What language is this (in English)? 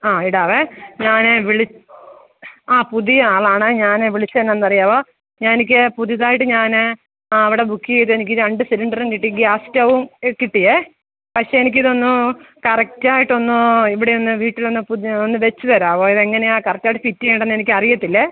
Malayalam